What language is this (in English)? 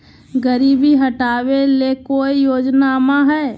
Magahi